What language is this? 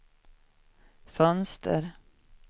Swedish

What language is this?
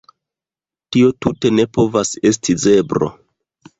Esperanto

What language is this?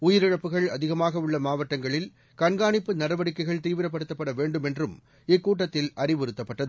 Tamil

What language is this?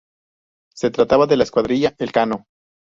Spanish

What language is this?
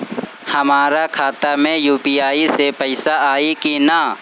Bhojpuri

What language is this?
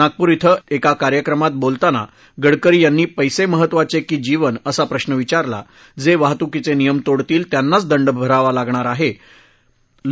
Marathi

